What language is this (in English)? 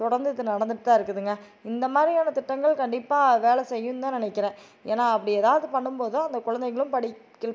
Tamil